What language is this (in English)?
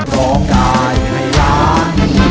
Thai